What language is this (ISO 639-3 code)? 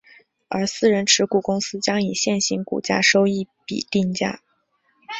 zho